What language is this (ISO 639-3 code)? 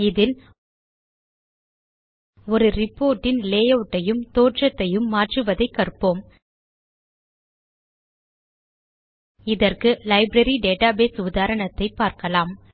tam